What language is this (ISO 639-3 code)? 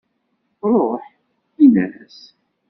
kab